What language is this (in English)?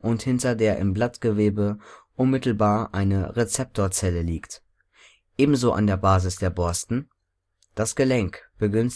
German